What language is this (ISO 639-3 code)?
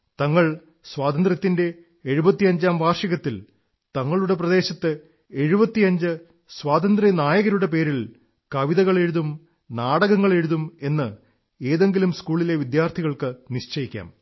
mal